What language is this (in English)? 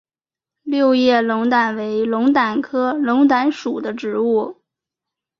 Chinese